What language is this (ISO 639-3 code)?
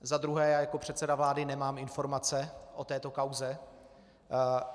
ces